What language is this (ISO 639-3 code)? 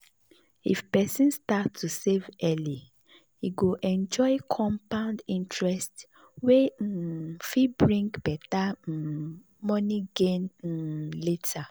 pcm